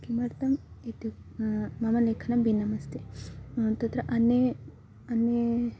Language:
Sanskrit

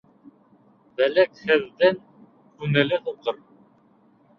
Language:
Bashkir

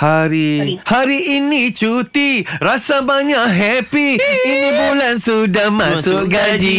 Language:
Malay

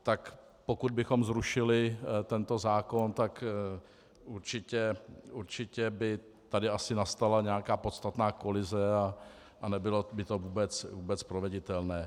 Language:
Czech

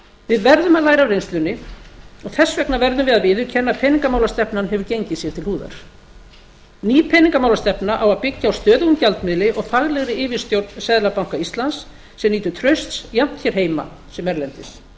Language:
Icelandic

